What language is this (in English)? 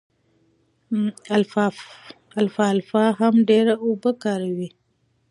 Pashto